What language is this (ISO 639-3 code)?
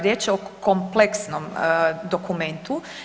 hrv